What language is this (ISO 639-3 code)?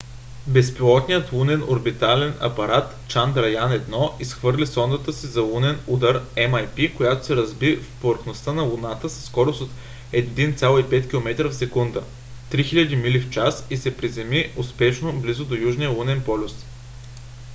bul